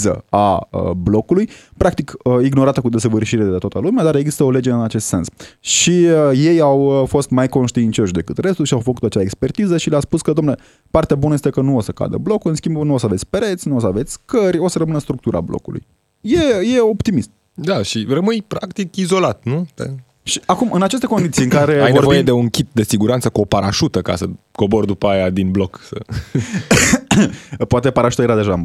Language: Romanian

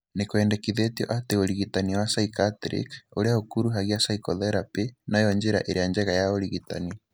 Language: Kikuyu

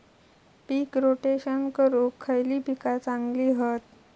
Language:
Marathi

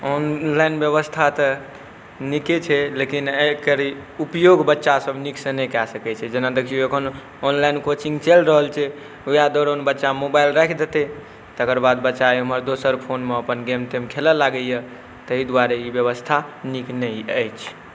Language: Maithili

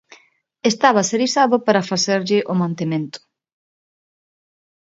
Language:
Galician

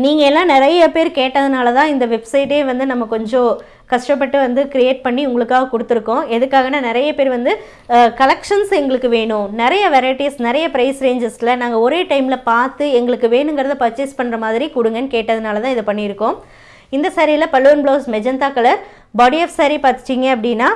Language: Tamil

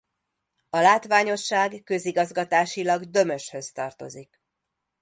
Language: Hungarian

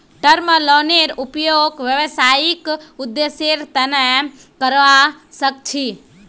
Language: Magahi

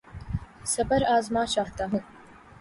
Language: Urdu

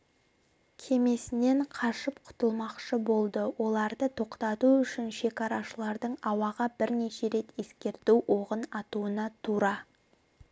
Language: Kazakh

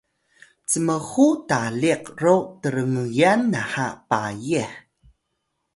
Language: Atayal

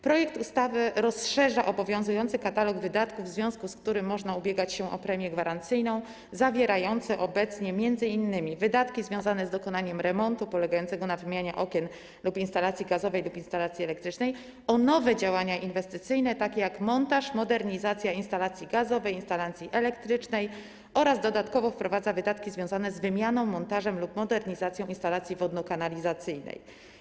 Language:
Polish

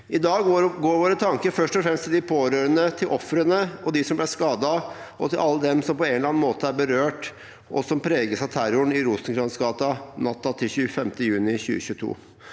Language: Norwegian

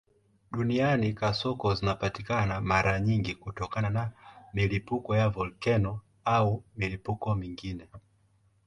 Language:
Swahili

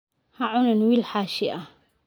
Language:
Somali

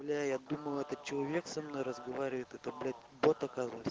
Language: Russian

